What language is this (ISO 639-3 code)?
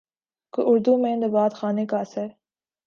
urd